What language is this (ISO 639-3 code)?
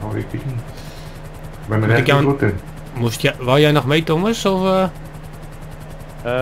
nld